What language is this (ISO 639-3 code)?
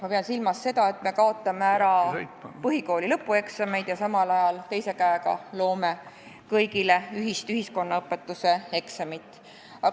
est